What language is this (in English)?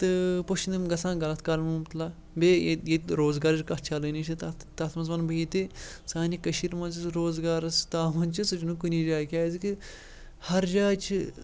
Kashmiri